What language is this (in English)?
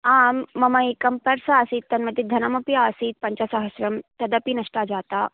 Sanskrit